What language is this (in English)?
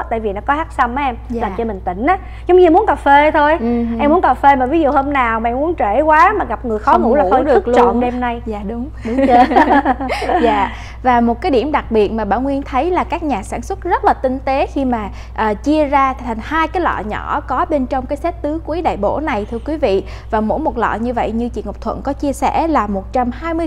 Vietnamese